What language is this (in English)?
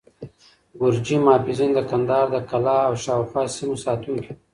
Pashto